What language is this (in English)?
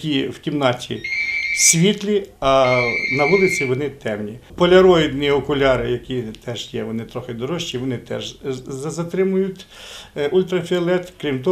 Russian